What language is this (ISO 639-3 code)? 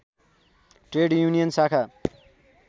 nep